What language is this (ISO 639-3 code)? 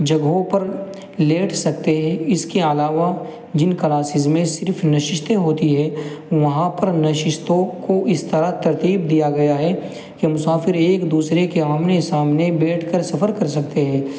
urd